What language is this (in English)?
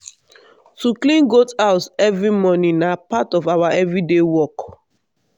Nigerian Pidgin